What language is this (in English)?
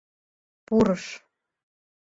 Mari